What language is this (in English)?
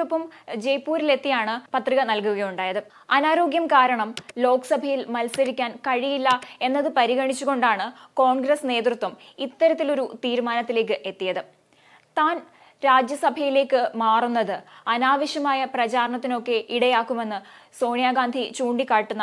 Malayalam